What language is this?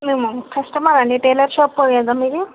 Telugu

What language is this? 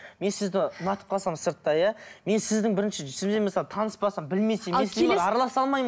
Kazakh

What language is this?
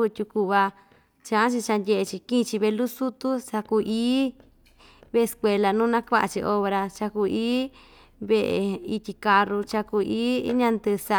Ixtayutla Mixtec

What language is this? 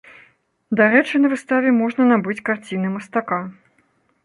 Belarusian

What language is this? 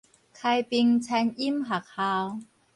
Min Nan Chinese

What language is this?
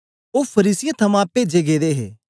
Dogri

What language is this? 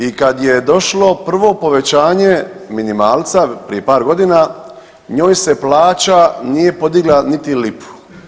Croatian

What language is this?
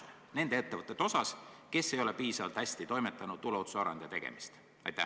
Estonian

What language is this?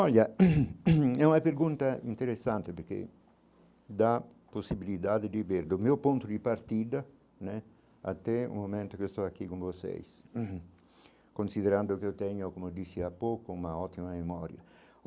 Portuguese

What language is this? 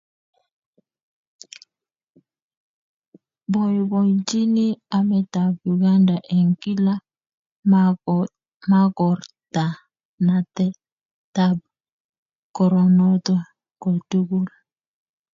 Kalenjin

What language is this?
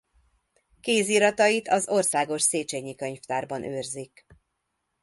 Hungarian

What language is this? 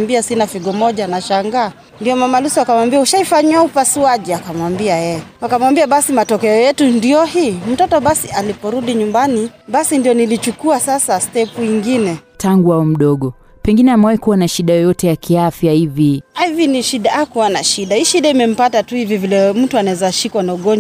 Swahili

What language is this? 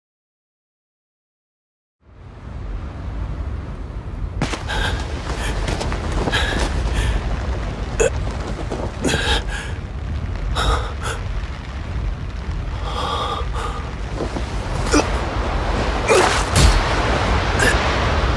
Japanese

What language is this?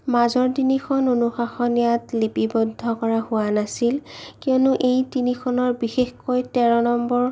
Assamese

